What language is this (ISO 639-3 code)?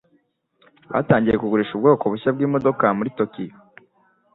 kin